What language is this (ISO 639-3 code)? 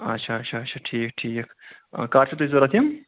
kas